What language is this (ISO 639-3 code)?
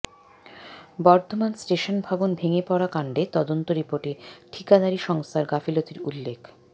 ben